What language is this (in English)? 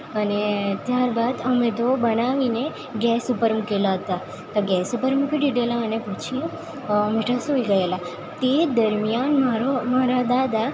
Gujarati